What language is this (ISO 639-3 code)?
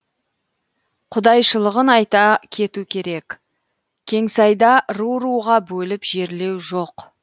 kaz